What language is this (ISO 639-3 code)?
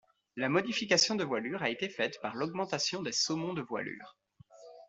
fra